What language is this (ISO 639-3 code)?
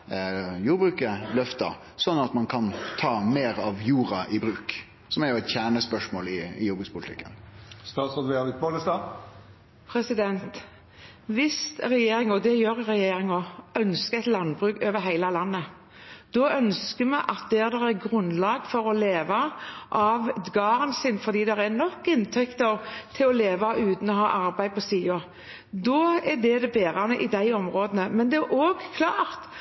nor